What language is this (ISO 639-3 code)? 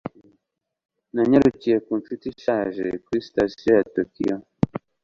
kin